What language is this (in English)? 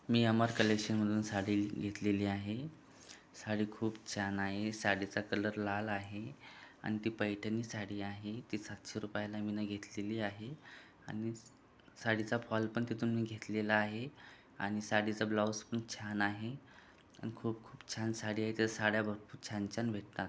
Marathi